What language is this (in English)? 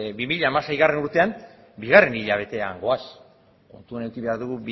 Basque